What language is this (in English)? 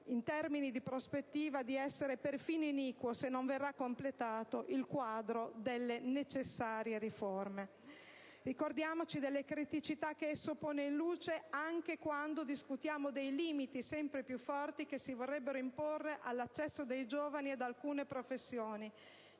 Italian